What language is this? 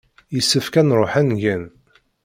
Kabyle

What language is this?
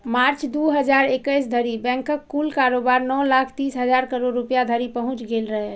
Maithili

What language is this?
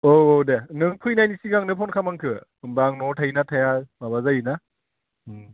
Bodo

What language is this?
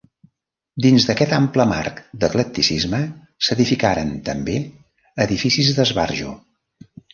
Catalan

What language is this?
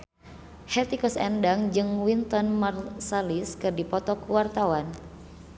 Sundanese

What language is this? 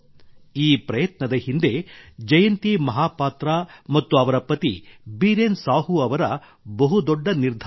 Kannada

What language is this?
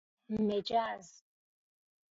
Persian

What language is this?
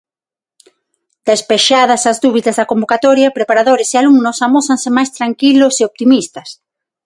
Galician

